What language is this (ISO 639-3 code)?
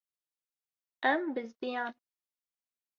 kur